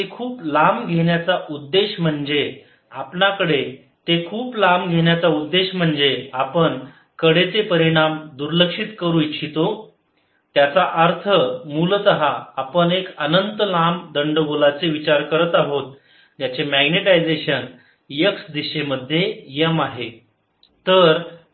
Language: Marathi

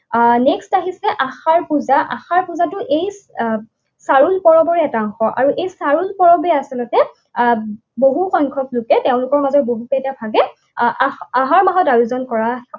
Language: Assamese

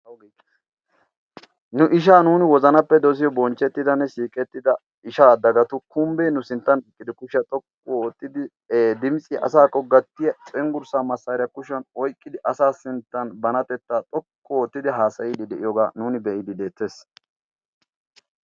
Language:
Wolaytta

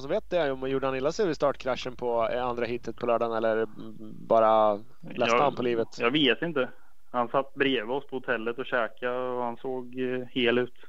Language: Swedish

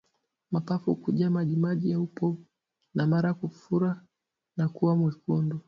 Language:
Swahili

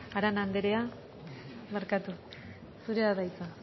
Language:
Basque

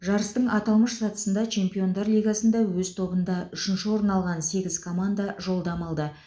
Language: Kazakh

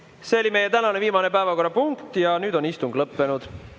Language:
Estonian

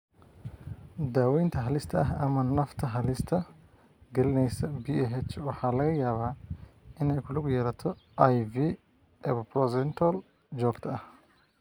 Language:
Somali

